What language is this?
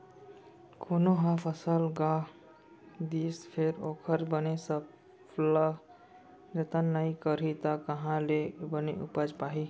Chhattisgarhi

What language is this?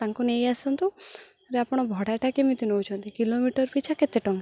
Odia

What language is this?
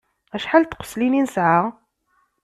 Kabyle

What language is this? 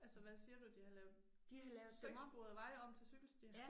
Danish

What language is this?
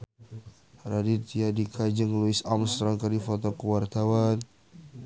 Sundanese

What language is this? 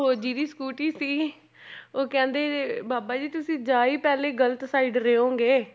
Punjabi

